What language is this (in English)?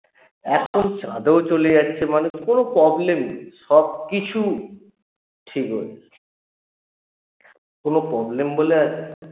Bangla